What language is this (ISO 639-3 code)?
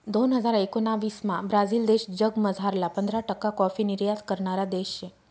mar